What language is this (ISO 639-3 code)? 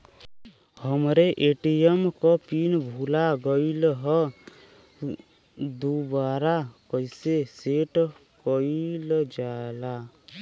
bho